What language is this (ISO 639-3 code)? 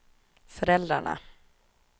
swe